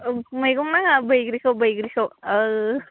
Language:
Bodo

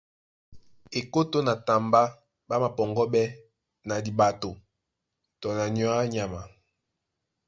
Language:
Duala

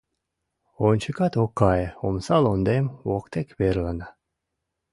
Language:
Mari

